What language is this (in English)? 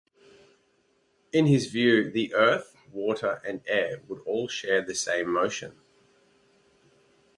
English